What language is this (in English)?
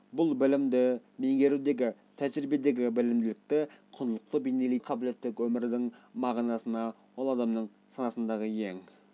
Kazakh